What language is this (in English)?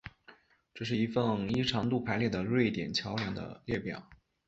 Chinese